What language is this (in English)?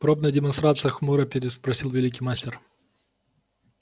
Russian